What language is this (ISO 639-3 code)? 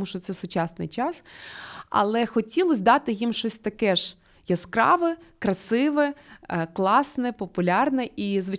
ukr